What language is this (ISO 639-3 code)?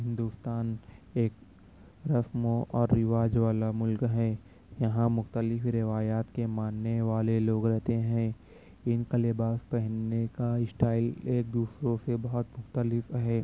urd